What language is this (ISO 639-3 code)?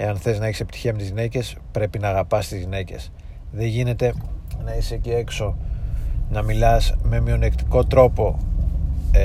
ell